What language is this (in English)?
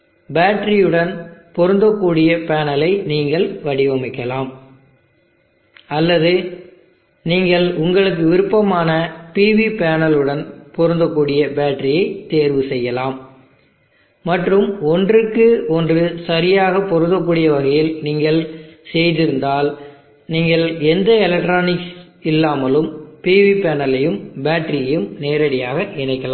Tamil